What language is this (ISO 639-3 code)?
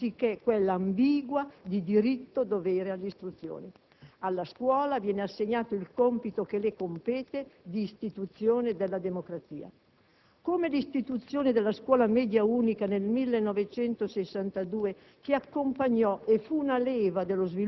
ita